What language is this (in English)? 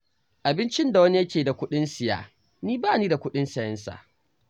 Hausa